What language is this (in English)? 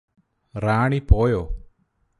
Malayalam